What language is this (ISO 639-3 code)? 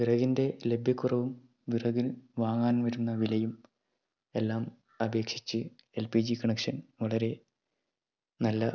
mal